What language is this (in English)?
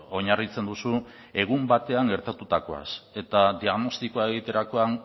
Basque